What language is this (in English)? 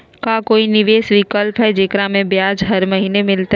Magahi